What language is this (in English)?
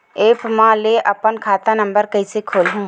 Chhattisgarhi